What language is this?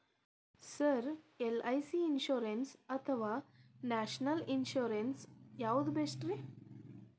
Kannada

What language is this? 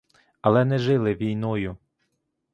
Ukrainian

